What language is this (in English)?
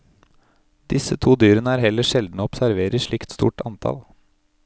Norwegian